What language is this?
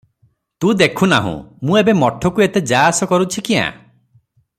Odia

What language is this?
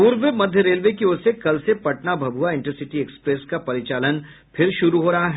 Hindi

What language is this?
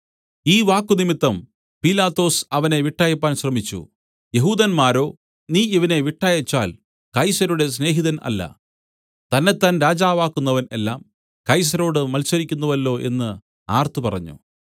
Malayalam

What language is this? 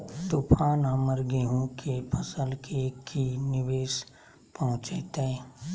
Magahi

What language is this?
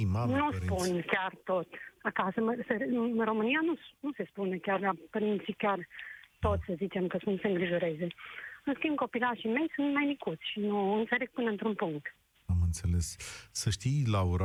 Romanian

